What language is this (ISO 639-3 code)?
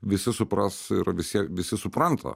lit